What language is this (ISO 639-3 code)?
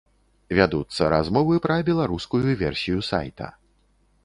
bel